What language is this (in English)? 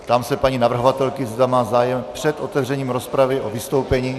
Czech